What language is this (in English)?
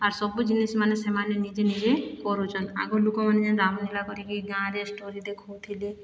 Odia